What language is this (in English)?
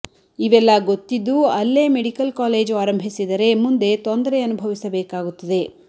Kannada